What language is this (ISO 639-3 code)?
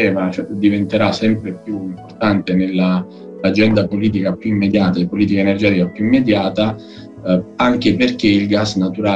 ita